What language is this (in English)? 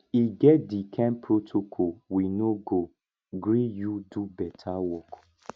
Nigerian Pidgin